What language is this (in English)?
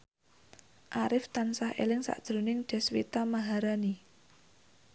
Javanese